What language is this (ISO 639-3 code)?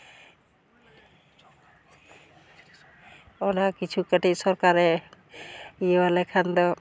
sat